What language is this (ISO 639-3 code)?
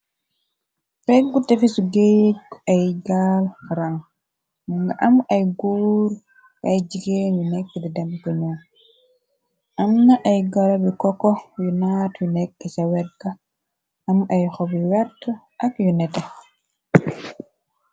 wol